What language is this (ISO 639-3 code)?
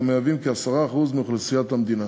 heb